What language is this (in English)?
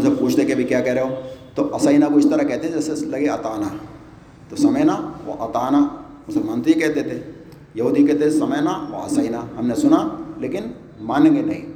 Urdu